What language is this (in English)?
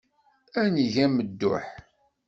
Kabyle